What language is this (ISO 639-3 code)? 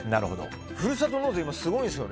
jpn